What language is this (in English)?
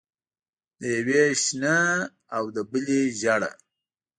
Pashto